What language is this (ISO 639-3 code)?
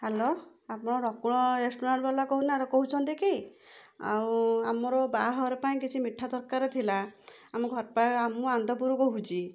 ori